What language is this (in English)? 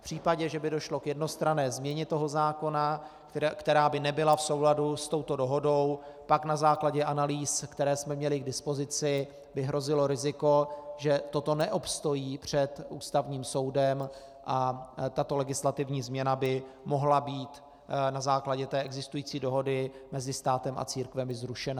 Czech